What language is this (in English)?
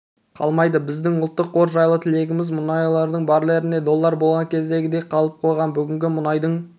Kazakh